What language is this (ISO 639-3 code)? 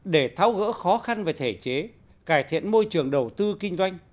vie